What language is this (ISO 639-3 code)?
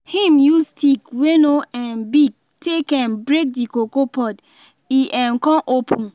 pcm